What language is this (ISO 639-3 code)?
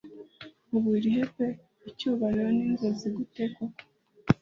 kin